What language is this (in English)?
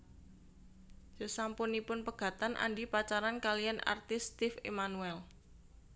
Javanese